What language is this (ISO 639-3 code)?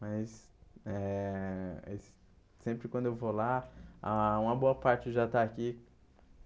por